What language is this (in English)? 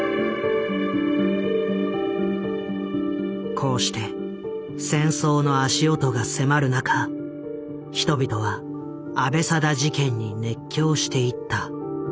Japanese